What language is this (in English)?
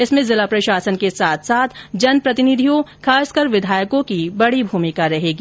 Hindi